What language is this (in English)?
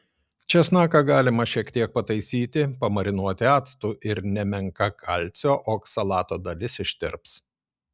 Lithuanian